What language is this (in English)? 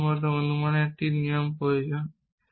Bangla